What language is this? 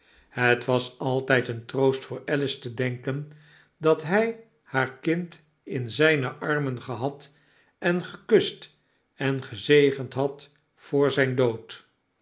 Dutch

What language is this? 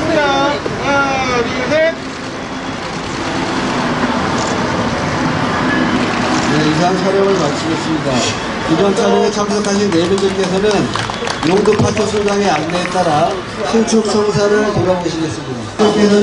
Korean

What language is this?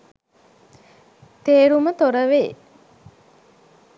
Sinhala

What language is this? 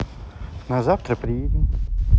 Russian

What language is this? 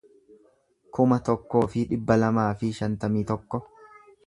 Oromo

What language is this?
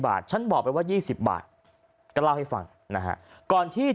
Thai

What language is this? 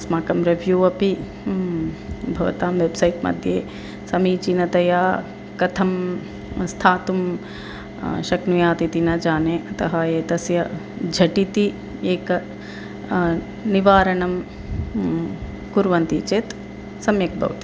Sanskrit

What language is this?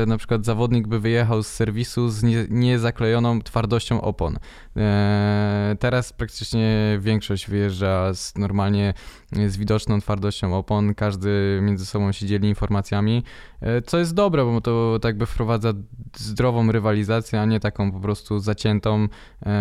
Polish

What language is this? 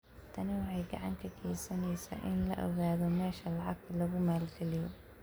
Somali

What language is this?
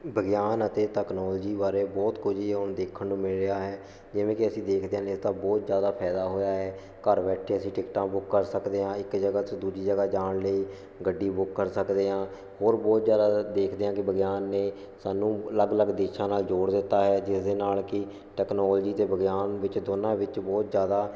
Punjabi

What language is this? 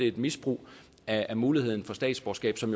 Danish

